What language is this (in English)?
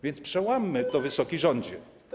Polish